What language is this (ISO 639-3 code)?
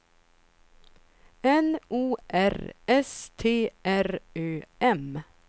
swe